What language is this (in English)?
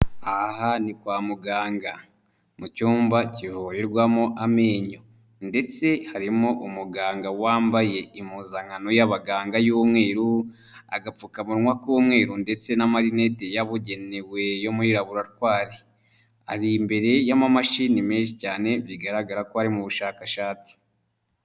Kinyarwanda